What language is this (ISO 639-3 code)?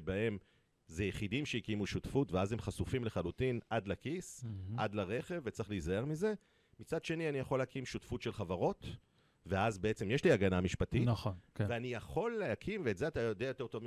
heb